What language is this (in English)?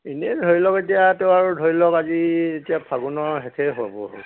Assamese